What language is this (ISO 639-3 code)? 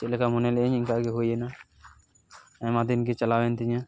sat